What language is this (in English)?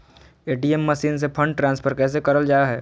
Magahi